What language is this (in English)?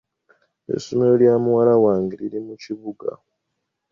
Ganda